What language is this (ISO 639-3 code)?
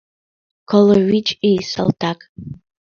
chm